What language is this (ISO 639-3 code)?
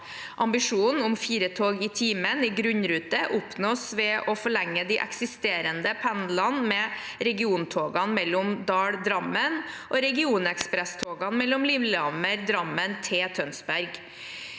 nor